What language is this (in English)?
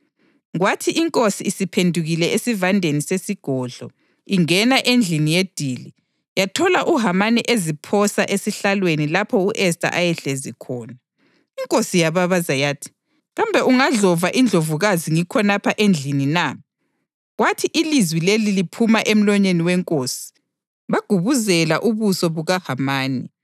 North Ndebele